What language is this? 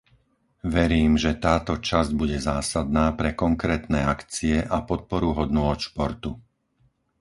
Slovak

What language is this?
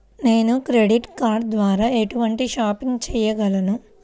Telugu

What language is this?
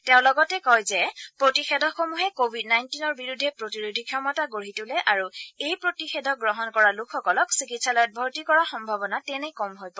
Assamese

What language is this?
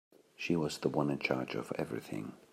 English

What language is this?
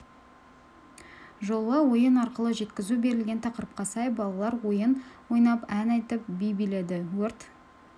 Kazakh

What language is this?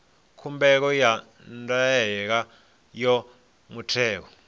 Venda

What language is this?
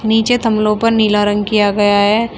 Hindi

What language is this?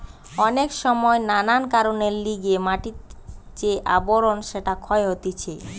Bangla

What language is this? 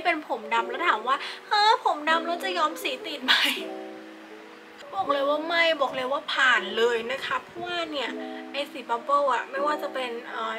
Thai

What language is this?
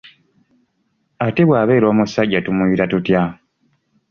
Ganda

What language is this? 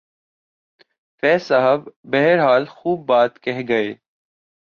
Urdu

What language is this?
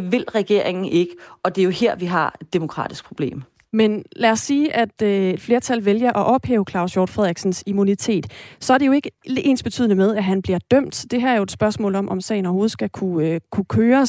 Danish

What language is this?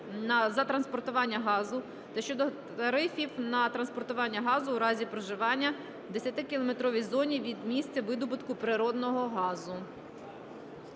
Ukrainian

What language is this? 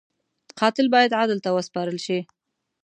Pashto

